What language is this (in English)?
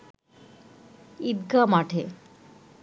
Bangla